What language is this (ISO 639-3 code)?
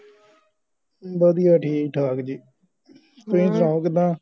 pan